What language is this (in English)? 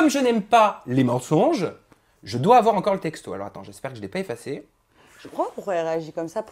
French